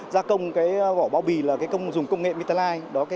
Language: Vietnamese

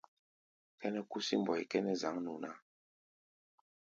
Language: Gbaya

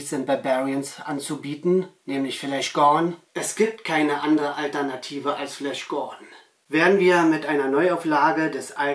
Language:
German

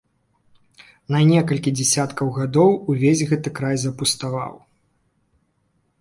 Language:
Belarusian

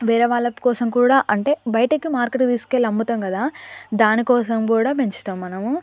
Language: Telugu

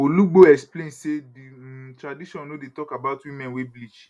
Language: Nigerian Pidgin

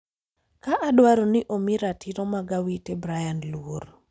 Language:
Luo (Kenya and Tanzania)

